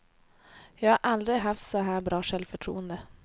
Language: Swedish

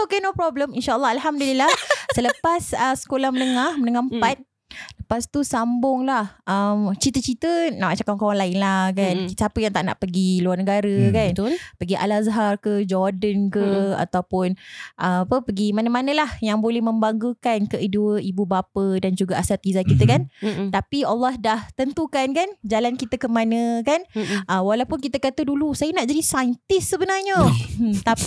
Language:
Malay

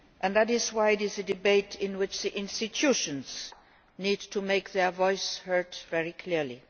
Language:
English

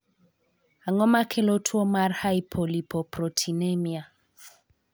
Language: Luo (Kenya and Tanzania)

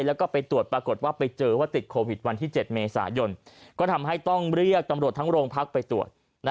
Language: Thai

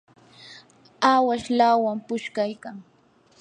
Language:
Yanahuanca Pasco Quechua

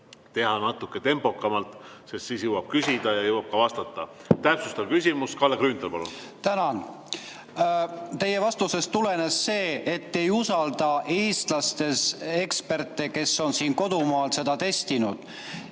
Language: Estonian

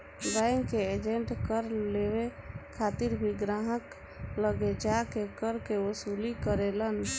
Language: Bhojpuri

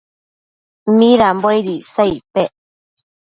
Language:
Matsés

